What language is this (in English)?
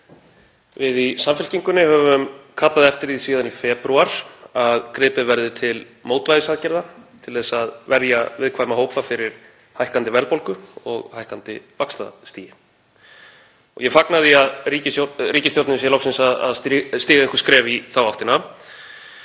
Icelandic